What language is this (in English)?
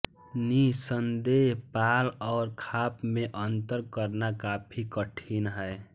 Hindi